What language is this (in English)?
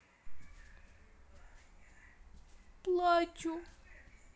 Russian